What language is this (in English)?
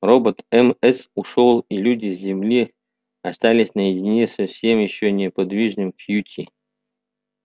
Russian